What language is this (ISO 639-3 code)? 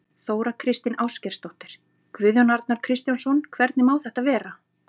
isl